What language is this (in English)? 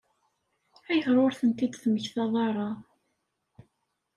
Kabyle